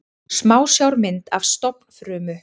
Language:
Icelandic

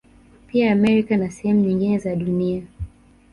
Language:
Swahili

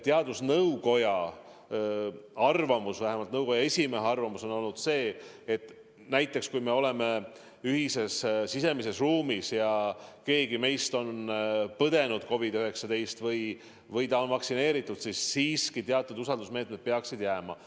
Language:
Estonian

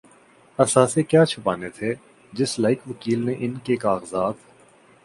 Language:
Urdu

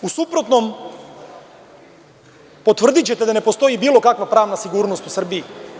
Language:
Serbian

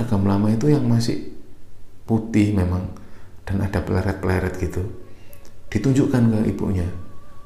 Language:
Indonesian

